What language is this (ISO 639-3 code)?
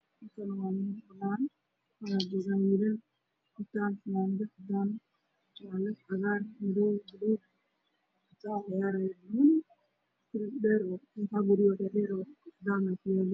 som